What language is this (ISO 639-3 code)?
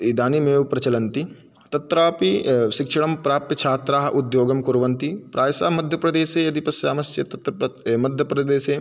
san